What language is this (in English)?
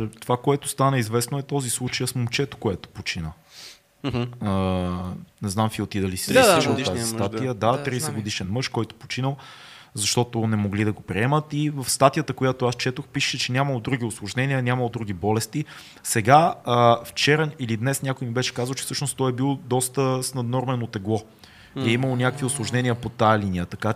Bulgarian